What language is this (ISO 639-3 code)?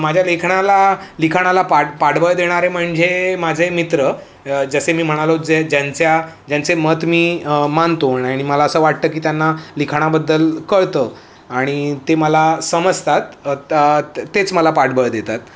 mar